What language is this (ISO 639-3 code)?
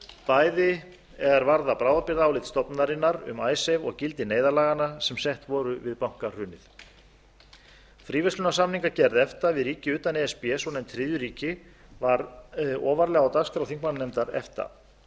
isl